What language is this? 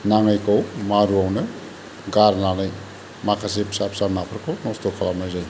Bodo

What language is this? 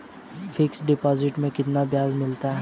Hindi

